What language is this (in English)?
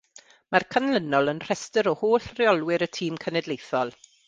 Welsh